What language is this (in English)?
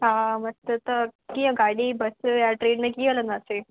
Sindhi